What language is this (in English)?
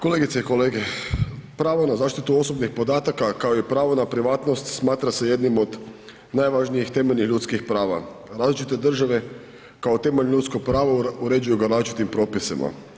Croatian